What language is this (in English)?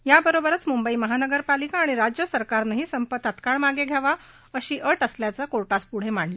Marathi